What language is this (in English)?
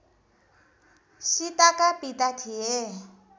Nepali